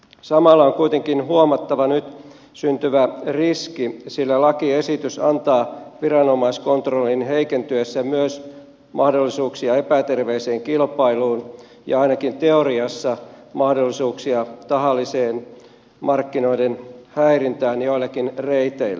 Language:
Finnish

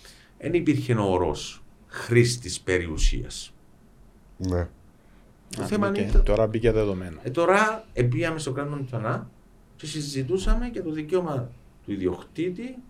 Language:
Greek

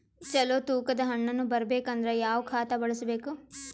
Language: Kannada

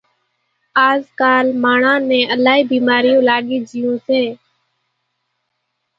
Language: Kachi Koli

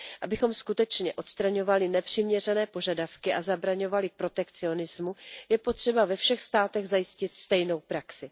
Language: Czech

